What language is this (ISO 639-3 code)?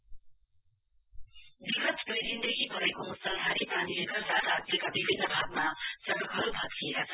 nep